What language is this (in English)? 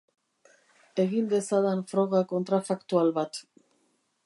Basque